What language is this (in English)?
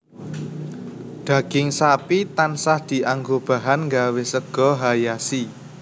Javanese